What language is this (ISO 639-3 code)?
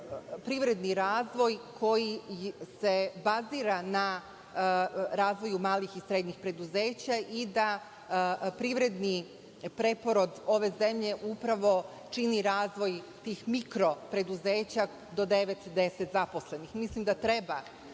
srp